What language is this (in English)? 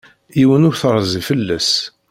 Kabyle